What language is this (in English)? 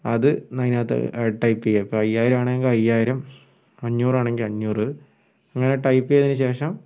Malayalam